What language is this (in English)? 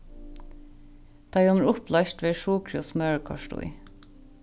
Faroese